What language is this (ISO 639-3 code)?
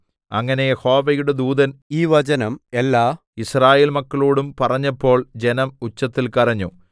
mal